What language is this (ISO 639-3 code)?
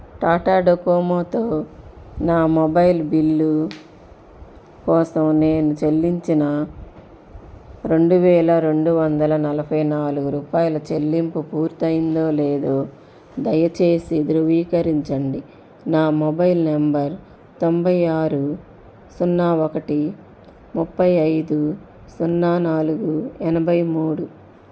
tel